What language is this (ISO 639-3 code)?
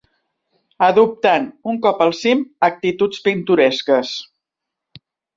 cat